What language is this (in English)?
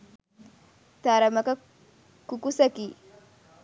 Sinhala